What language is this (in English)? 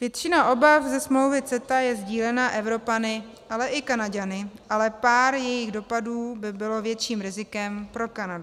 Czech